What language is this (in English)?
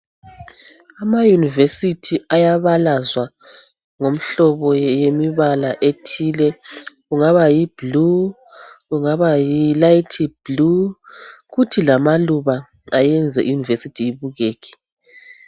North Ndebele